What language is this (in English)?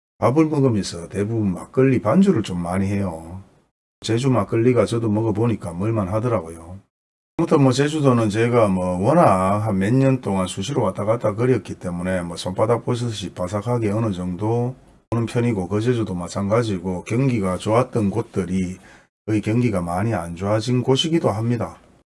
Korean